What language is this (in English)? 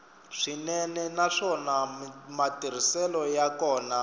Tsonga